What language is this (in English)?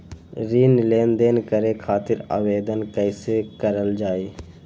Magahi